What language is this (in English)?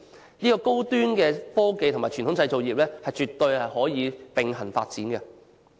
Cantonese